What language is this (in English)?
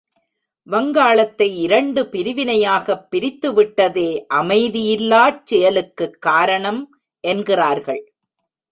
Tamil